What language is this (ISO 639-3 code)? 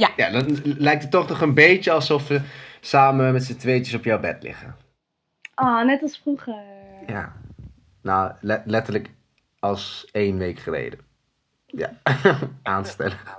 nld